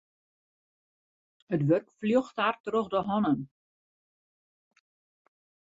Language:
Western Frisian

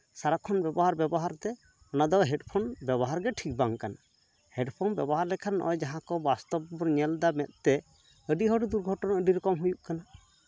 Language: Santali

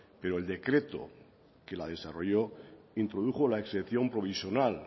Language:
Spanish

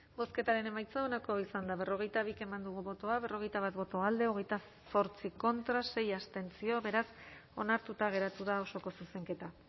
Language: Basque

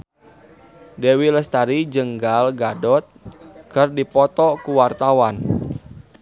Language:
Sundanese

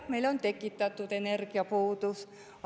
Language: Estonian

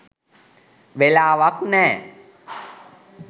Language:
Sinhala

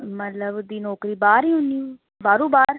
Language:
Dogri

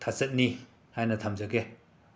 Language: Manipuri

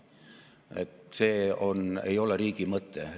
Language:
Estonian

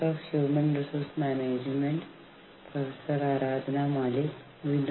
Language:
Malayalam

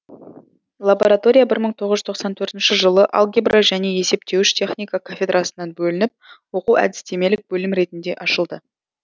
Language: Kazakh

